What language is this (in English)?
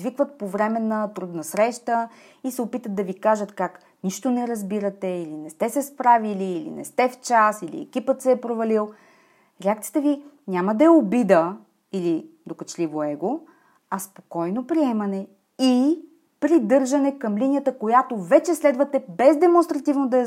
Bulgarian